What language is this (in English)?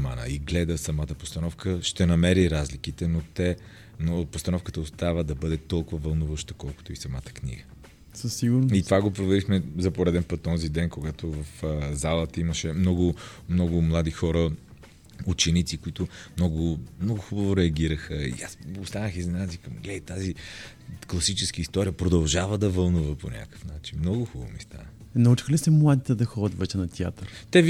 Bulgarian